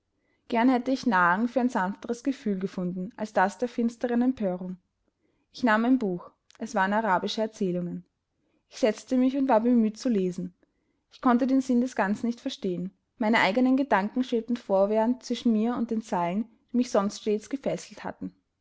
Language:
German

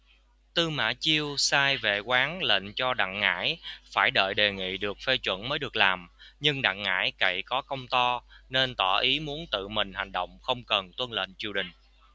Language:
Vietnamese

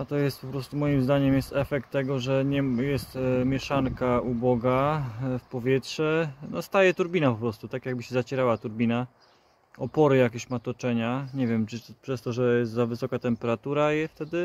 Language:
Polish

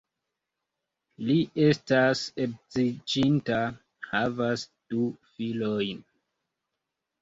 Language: Esperanto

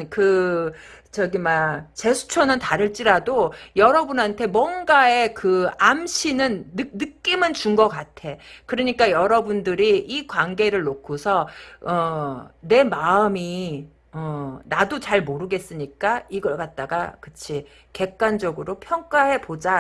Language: Korean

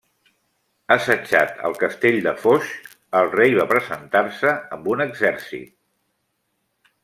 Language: Catalan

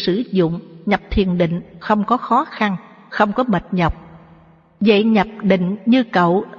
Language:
Vietnamese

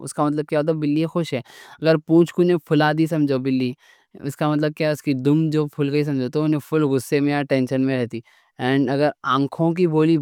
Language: Deccan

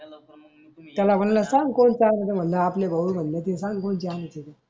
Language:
Marathi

